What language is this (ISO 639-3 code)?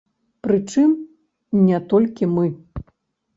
bel